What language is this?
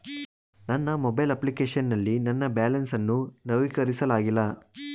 Kannada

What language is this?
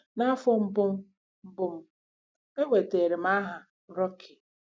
Igbo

